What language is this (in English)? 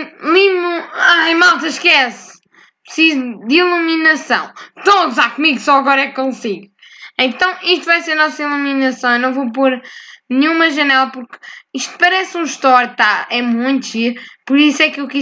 Portuguese